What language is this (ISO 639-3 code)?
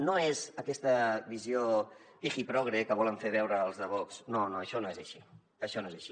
cat